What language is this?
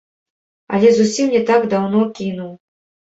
Belarusian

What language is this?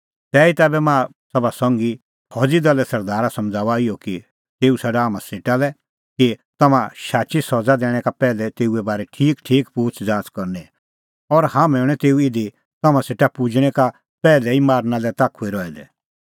Kullu Pahari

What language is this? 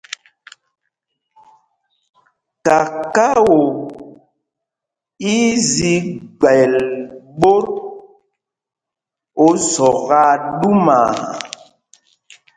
Mpumpong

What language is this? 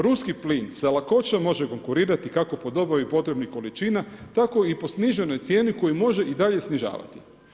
Croatian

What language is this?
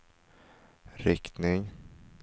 Swedish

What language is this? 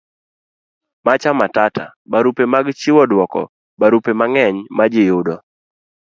Luo (Kenya and Tanzania)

